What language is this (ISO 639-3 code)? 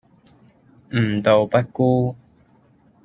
yue